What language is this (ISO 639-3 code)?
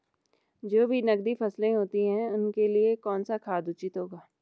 hin